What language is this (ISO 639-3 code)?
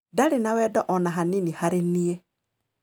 kik